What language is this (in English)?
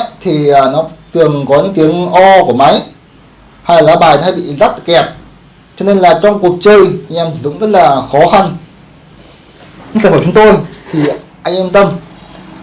Vietnamese